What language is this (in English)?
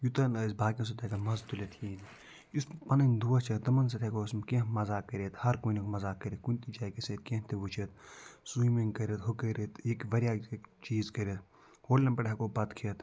Kashmiri